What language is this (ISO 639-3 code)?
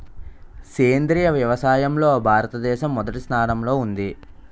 tel